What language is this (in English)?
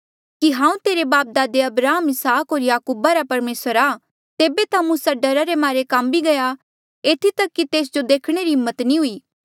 Mandeali